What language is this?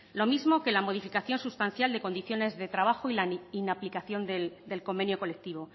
Spanish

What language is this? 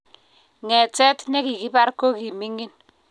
Kalenjin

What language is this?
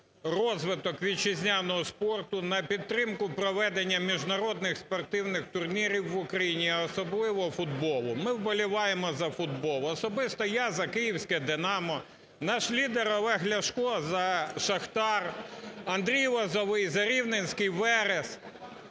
Ukrainian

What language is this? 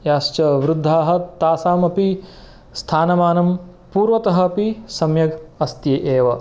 Sanskrit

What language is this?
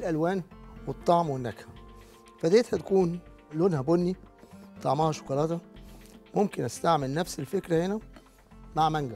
Arabic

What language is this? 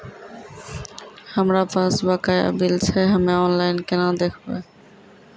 Maithili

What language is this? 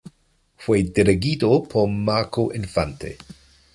Spanish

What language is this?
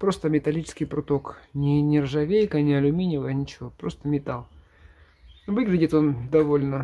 Russian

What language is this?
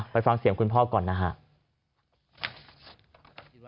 Thai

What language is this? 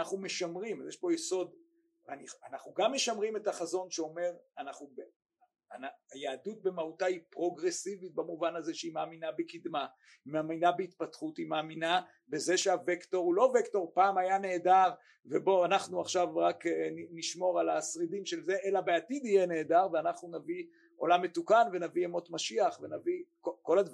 Hebrew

